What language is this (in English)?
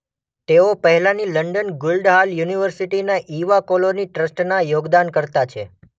Gujarati